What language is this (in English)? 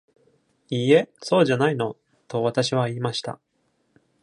Japanese